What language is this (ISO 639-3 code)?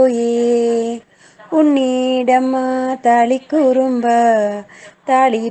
ind